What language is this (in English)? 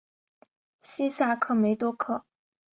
Chinese